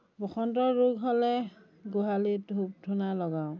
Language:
Assamese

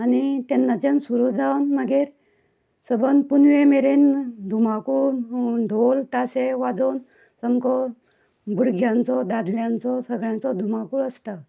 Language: Konkani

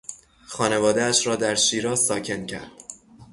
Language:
Persian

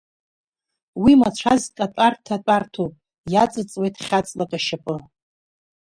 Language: Abkhazian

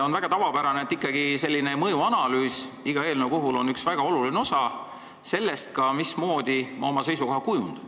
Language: Estonian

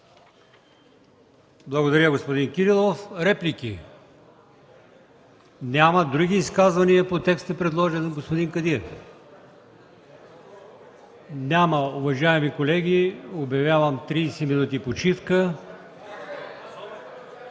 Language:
Bulgarian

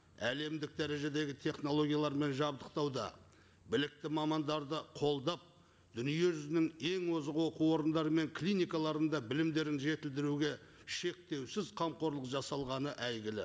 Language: Kazakh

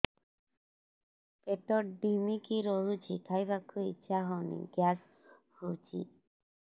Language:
Odia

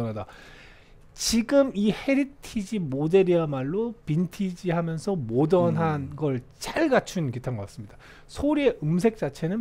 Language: Korean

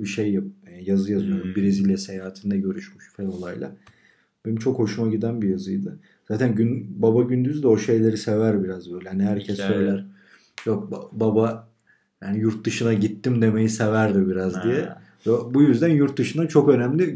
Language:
Turkish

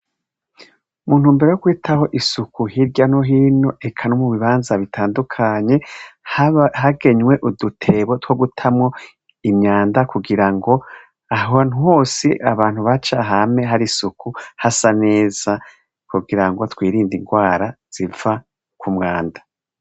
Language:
Rundi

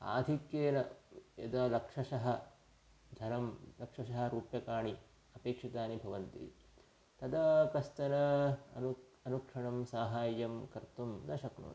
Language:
Sanskrit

